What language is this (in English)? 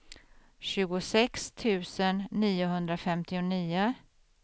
Swedish